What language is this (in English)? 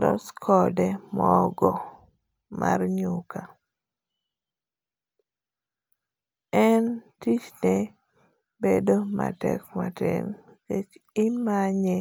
Luo (Kenya and Tanzania)